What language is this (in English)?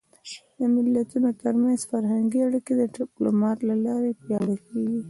Pashto